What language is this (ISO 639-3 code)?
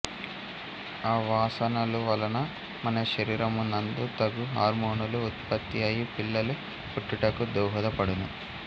tel